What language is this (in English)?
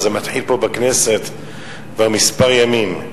Hebrew